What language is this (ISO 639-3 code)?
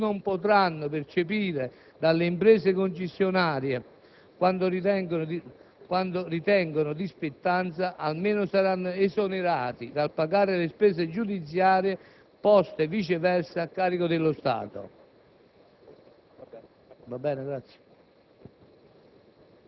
ita